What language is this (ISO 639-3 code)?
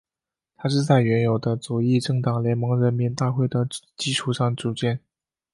zho